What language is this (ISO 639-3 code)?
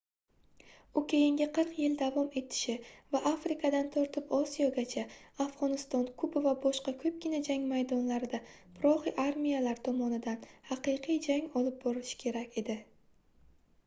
uzb